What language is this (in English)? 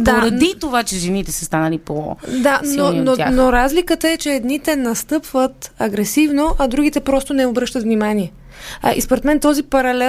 Bulgarian